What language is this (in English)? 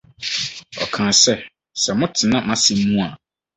Akan